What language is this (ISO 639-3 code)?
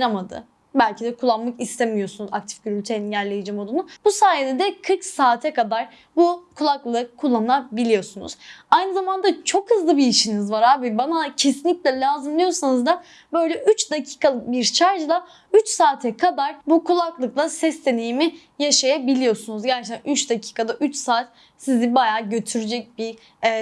tur